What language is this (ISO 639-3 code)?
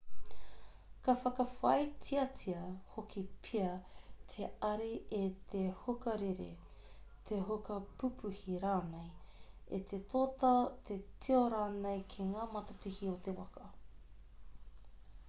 mri